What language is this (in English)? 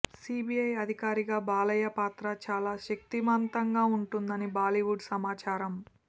Telugu